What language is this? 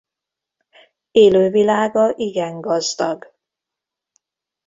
Hungarian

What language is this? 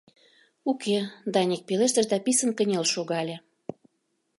Mari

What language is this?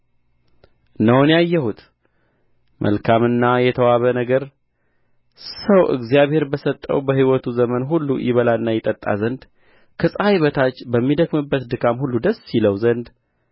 Amharic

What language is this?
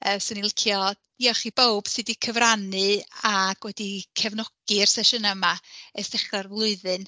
Welsh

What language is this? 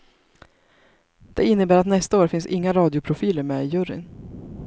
Swedish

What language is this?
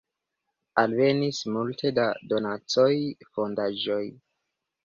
Esperanto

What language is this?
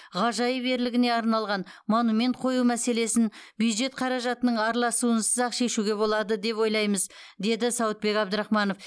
Kazakh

